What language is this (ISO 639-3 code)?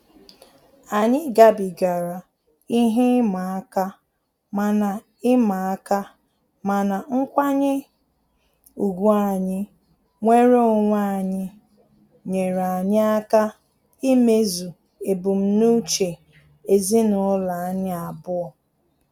ibo